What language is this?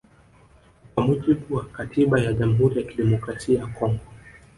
Swahili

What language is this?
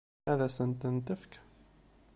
Kabyle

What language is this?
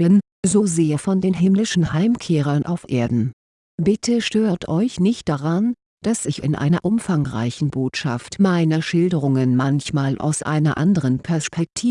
German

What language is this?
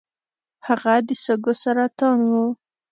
Pashto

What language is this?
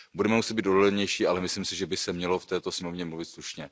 Czech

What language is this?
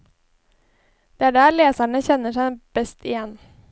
Norwegian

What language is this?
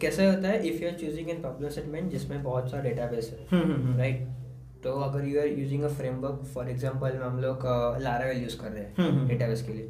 Hindi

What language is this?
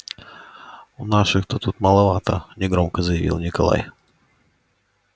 Russian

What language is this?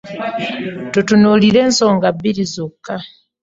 Ganda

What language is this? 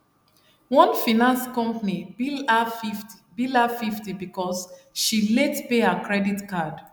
Nigerian Pidgin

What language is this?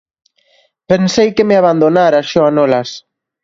Galician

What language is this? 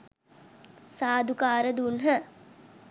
Sinhala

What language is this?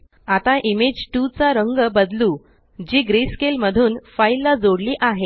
Marathi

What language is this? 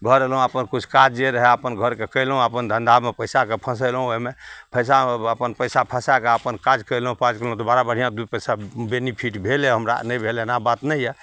Maithili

